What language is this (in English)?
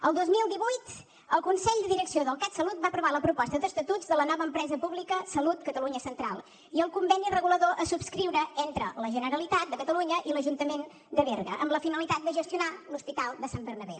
Catalan